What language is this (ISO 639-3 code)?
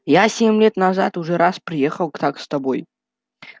rus